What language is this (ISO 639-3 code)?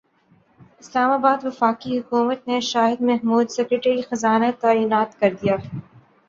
urd